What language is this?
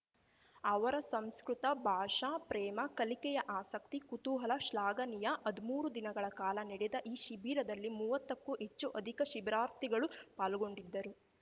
Kannada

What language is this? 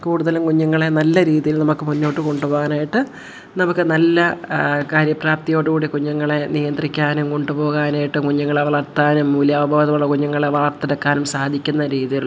Malayalam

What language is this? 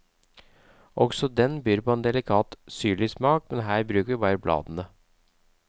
Norwegian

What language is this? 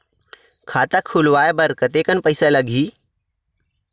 Chhattisgarhi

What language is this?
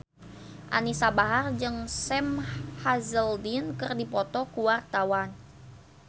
Sundanese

